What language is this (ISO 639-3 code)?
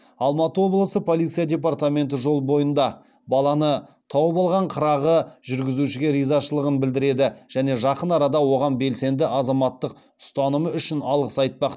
kaz